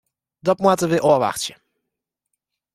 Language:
Western Frisian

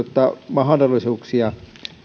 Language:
Finnish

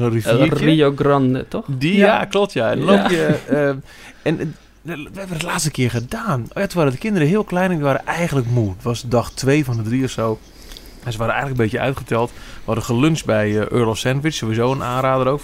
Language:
Dutch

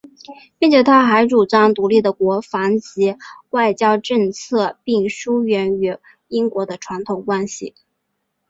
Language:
Chinese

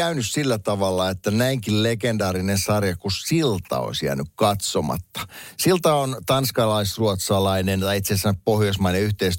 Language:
Finnish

